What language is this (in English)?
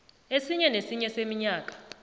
South Ndebele